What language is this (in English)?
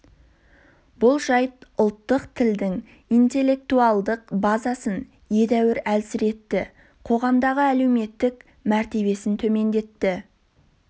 Kazakh